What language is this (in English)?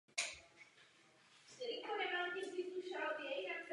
Czech